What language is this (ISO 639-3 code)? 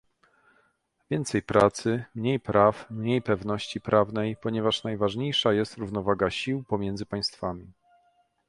pol